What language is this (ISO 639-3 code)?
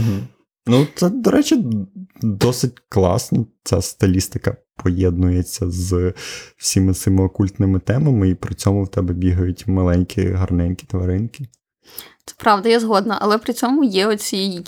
ukr